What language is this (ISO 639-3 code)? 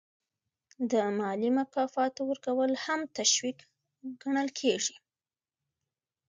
pus